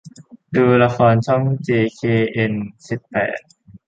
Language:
Thai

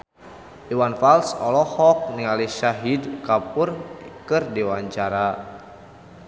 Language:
Sundanese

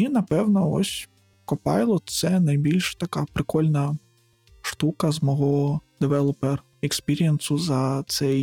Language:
Ukrainian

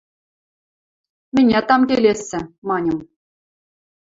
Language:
Western Mari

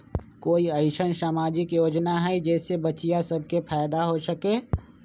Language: Magahi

